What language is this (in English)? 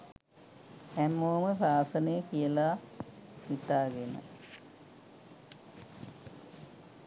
Sinhala